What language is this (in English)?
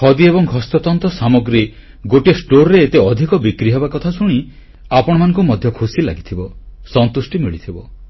Odia